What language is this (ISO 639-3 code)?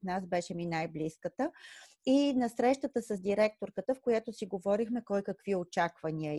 bul